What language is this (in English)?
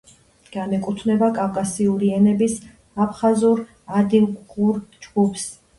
Georgian